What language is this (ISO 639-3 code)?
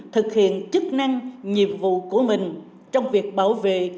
vie